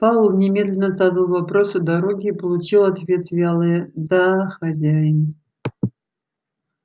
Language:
Russian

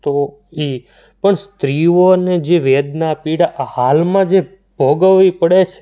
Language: Gujarati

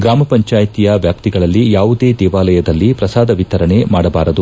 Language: Kannada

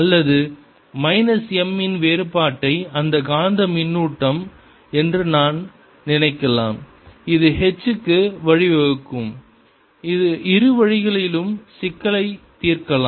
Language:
Tamil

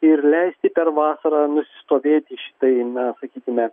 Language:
Lithuanian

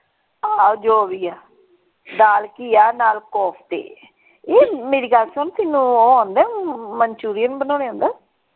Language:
Punjabi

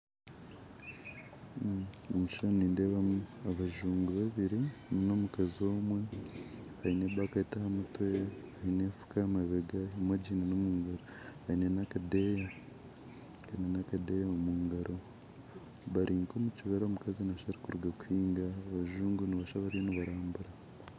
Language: Nyankole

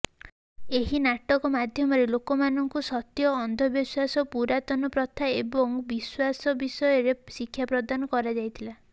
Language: Odia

